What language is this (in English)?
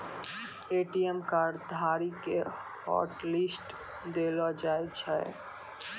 Maithili